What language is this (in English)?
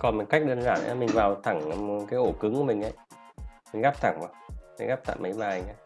Vietnamese